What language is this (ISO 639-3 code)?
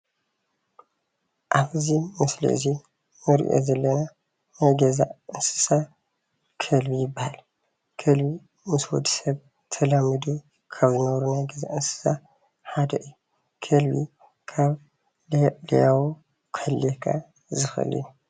tir